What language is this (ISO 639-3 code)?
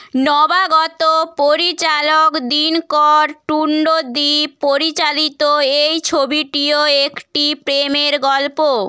ben